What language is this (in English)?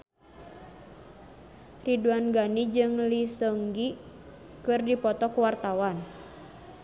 Sundanese